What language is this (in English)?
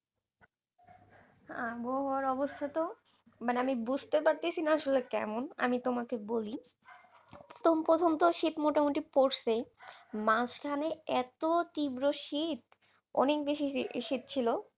Bangla